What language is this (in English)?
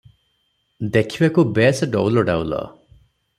Odia